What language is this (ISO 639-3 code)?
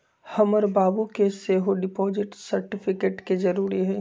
mag